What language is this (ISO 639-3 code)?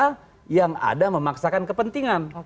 ind